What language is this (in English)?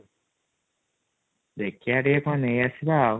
Odia